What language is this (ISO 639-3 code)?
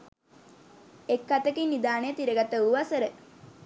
sin